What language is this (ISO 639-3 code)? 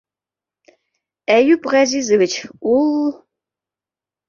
bak